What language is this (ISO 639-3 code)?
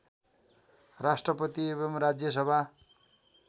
nep